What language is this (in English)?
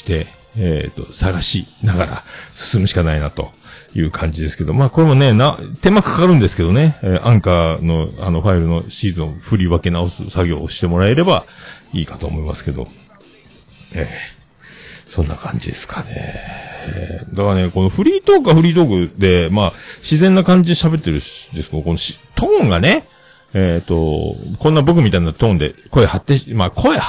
Japanese